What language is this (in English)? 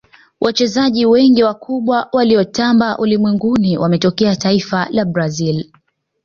Swahili